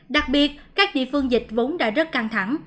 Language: Vietnamese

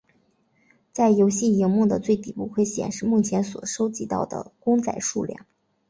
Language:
Chinese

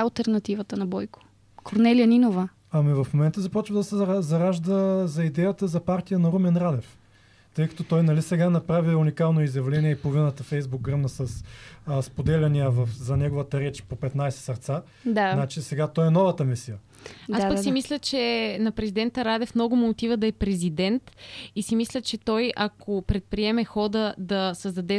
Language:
Bulgarian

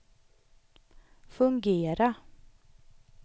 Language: Swedish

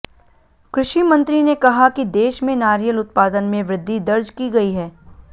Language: Hindi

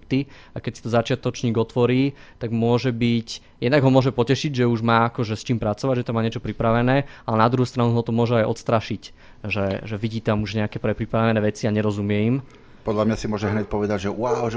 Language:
Slovak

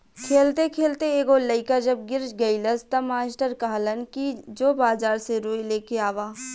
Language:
Bhojpuri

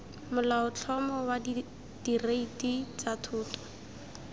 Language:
Tswana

